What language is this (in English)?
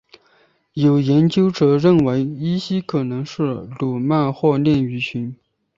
Chinese